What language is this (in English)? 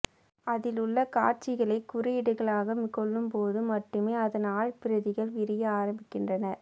Tamil